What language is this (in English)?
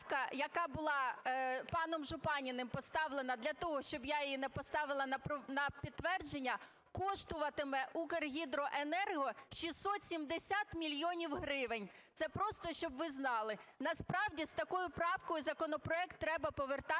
Ukrainian